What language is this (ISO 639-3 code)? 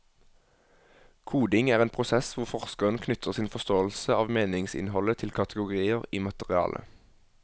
nor